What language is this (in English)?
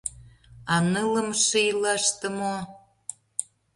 Mari